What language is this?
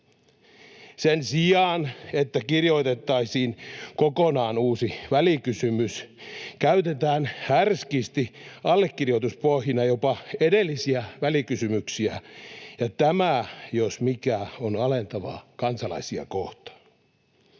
Finnish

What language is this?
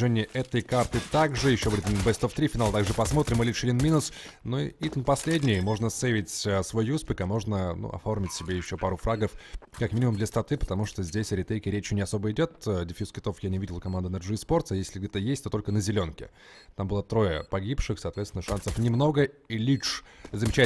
Russian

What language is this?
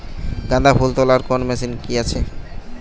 Bangla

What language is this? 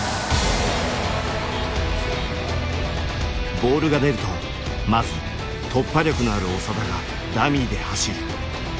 Japanese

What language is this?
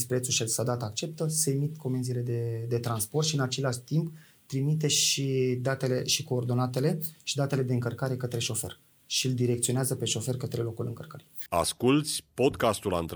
Romanian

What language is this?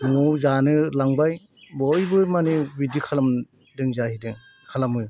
Bodo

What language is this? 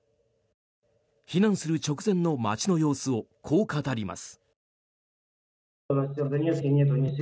Japanese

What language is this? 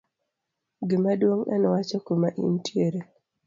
Luo (Kenya and Tanzania)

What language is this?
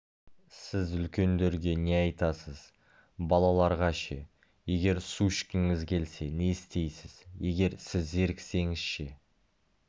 Kazakh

